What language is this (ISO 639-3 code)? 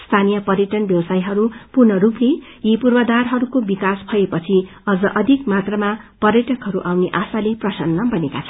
nep